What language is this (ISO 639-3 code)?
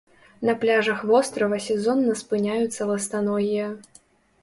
bel